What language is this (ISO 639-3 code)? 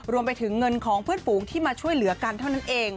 tha